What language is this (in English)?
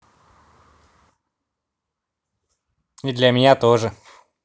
Russian